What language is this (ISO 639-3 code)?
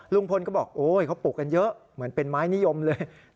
tha